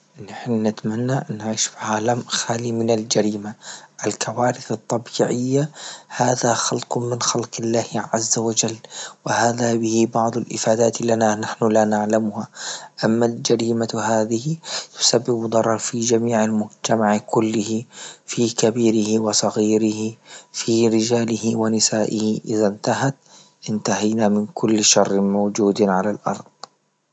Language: Libyan Arabic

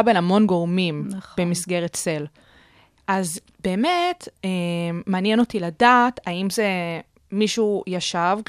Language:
Hebrew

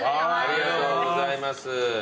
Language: Japanese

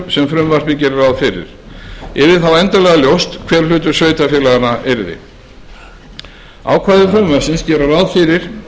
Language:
Icelandic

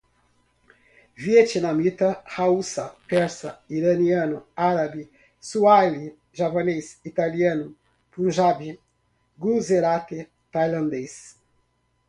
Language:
Portuguese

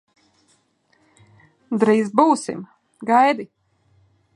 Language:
Latvian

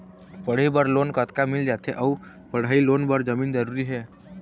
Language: Chhattisgarhi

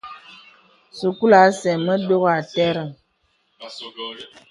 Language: Bebele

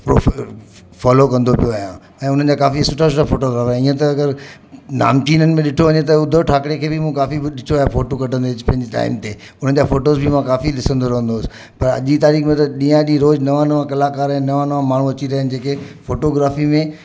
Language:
Sindhi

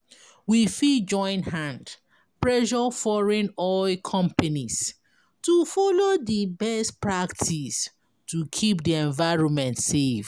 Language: Nigerian Pidgin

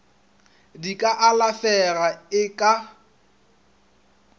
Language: Northern Sotho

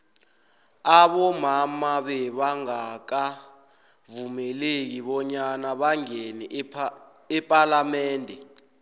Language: South Ndebele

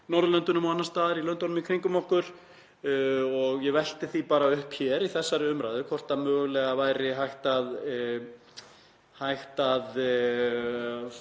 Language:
Icelandic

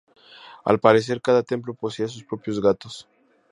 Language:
Spanish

